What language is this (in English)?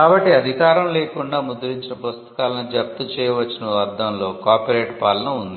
Telugu